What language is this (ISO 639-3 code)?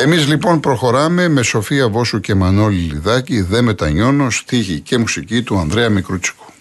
ell